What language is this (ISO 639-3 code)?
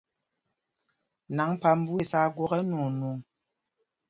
mgg